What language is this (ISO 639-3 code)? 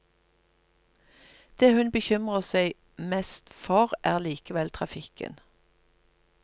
nor